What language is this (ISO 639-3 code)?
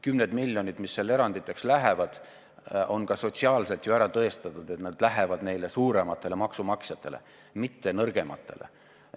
est